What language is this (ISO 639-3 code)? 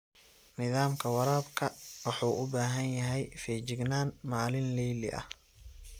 som